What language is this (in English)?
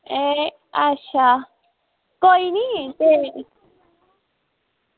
Dogri